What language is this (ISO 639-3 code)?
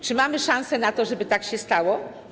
pol